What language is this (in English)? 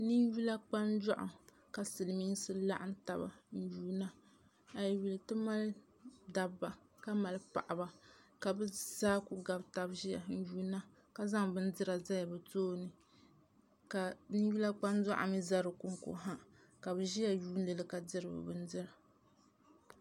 Dagbani